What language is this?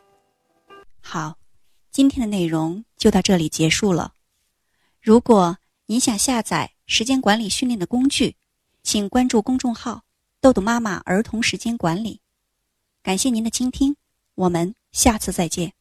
Chinese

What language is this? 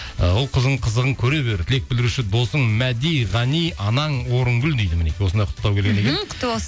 Kazakh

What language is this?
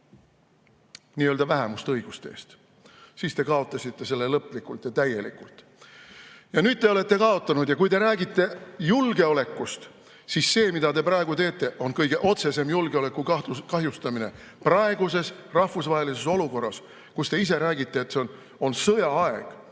Estonian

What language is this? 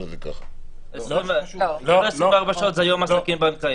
Hebrew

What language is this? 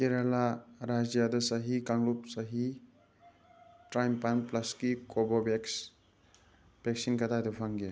Manipuri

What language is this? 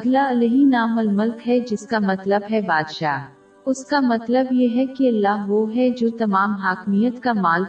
Urdu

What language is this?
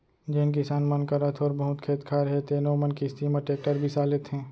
Chhattisgarhi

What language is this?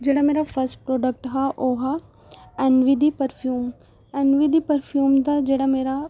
Dogri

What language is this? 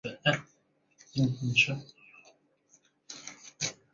Chinese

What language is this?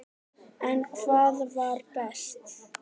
Icelandic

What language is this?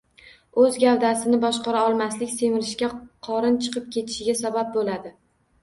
Uzbek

